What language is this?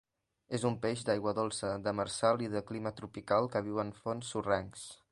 Catalan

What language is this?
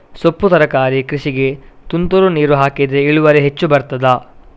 Kannada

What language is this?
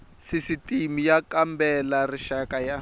Tsonga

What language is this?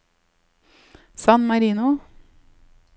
Norwegian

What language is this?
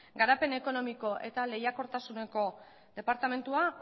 Basque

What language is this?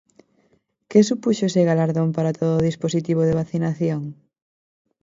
Galician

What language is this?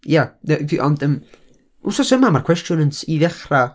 Welsh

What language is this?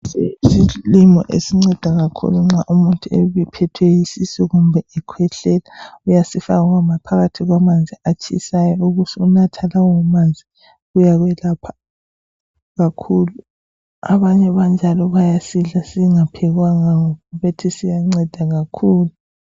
North Ndebele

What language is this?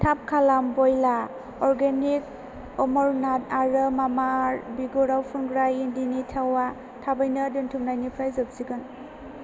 Bodo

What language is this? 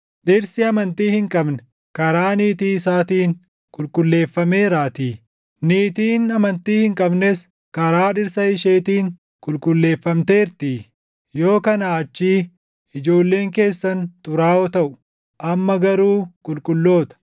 Oromo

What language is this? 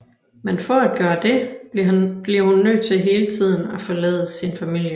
Danish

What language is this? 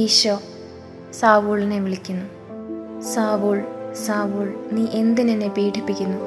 Malayalam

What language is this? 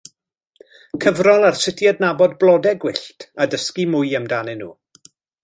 Welsh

